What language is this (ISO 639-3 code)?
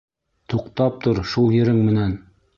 bak